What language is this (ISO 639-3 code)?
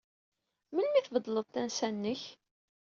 kab